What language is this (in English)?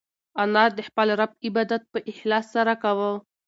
Pashto